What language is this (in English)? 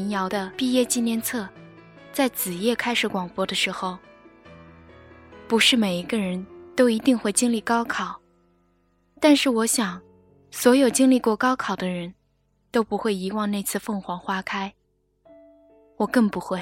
Chinese